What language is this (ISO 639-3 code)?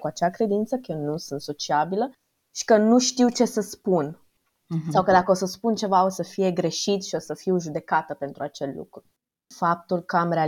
ron